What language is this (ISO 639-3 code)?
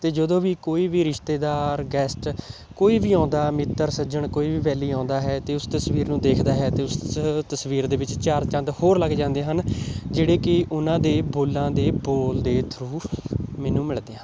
pan